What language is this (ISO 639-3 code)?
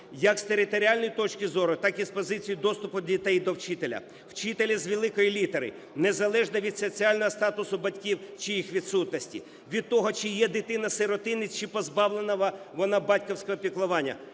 ukr